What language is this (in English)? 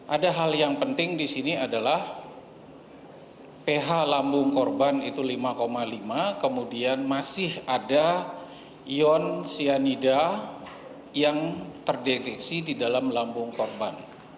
Indonesian